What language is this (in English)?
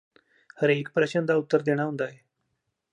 Punjabi